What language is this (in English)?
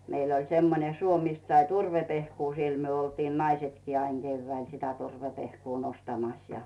Finnish